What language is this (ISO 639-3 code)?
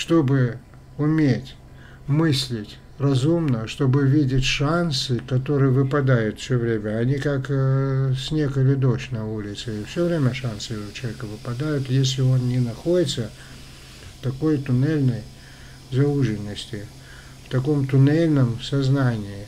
rus